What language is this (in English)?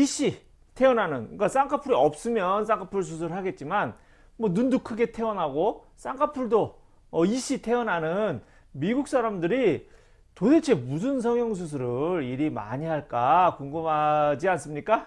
Korean